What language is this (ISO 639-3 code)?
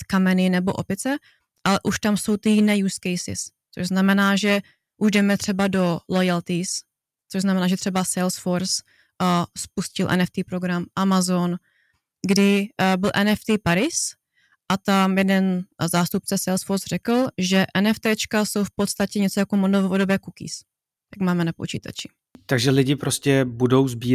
ces